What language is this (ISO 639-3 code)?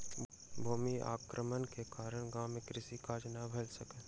mai